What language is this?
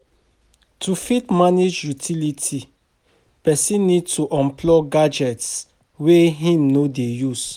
Nigerian Pidgin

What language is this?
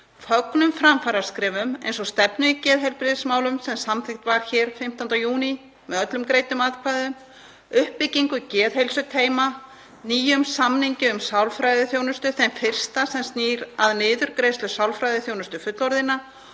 Icelandic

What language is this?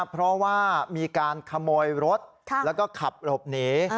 Thai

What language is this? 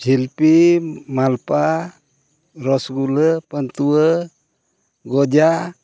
Santali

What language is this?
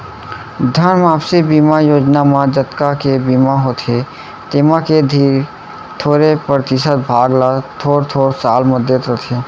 Chhattisgarhi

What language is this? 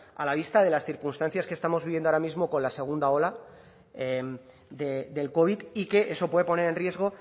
Spanish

